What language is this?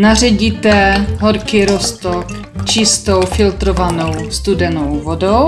Czech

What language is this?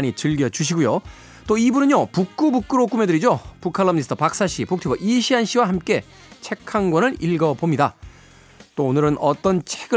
Korean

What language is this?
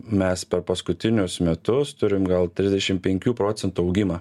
Lithuanian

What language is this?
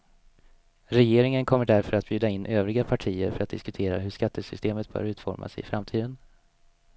Swedish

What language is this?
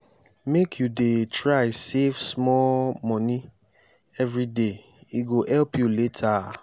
Nigerian Pidgin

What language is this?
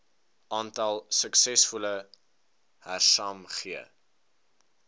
Afrikaans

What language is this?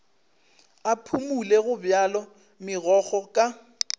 Northern Sotho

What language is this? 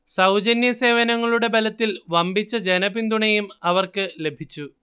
Malayalam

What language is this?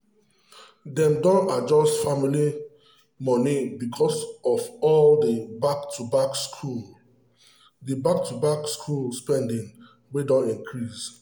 Nigerian Pidgin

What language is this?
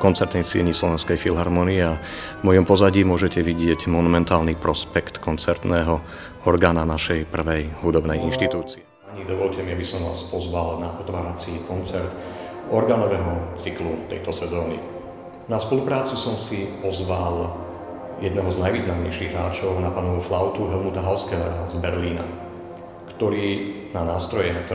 Slovak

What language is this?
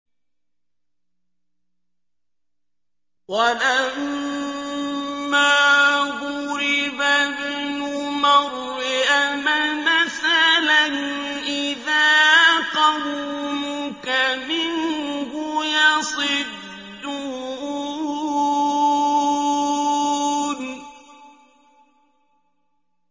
Arabic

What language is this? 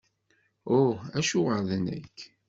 Kabyle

